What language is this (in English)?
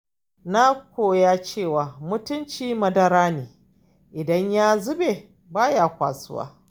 Hausa